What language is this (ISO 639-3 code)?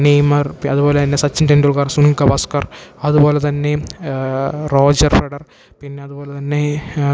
mal